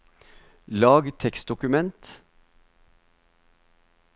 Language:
Norwegian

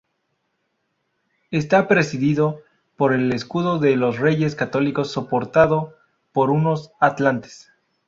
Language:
Spanish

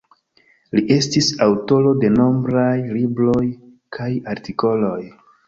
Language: Esperanto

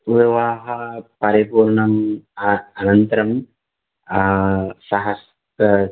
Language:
Sanskrit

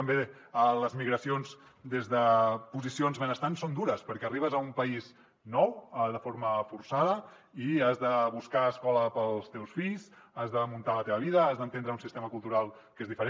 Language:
Catalan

